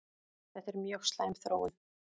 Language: Icelandic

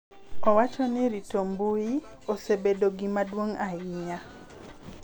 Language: Luo (Kenya and Tanzania)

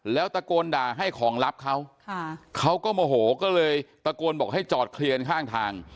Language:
Thai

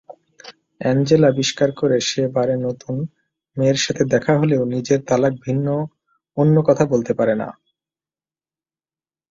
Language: Bangla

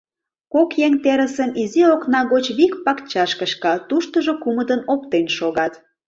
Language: Mari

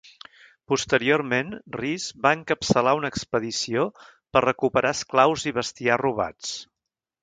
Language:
Catalan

